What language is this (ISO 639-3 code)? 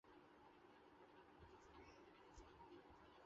ben